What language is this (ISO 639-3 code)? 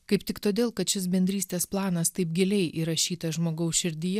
lit